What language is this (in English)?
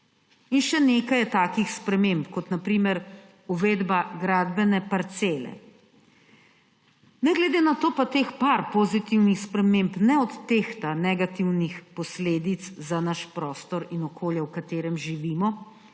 Slovenian